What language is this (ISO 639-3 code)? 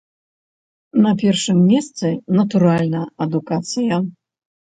bel